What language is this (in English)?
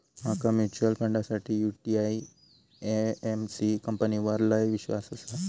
Marathi